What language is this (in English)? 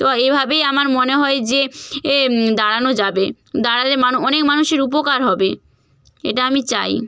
Bangla